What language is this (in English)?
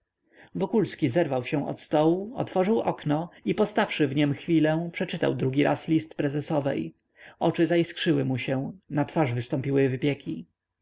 Polish